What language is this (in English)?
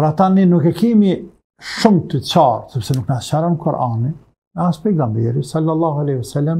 Arabic